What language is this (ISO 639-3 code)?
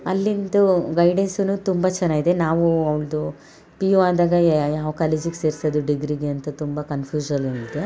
kan